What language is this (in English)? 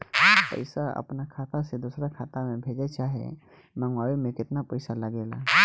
Bhojpuri